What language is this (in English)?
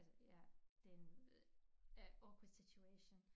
Danish